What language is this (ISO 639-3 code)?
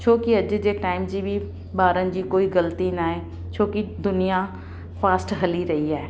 snd